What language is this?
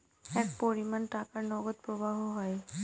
Bangla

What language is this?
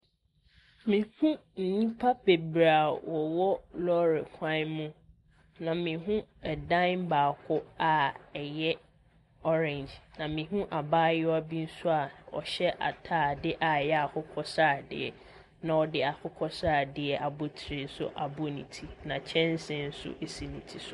Akan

